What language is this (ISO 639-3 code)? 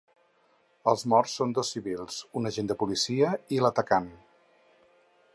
cat